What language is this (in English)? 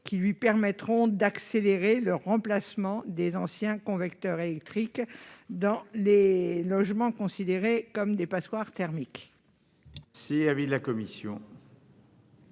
French